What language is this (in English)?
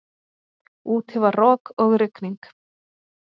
Icelandic